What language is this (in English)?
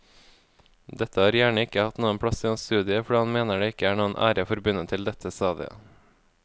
Norwegian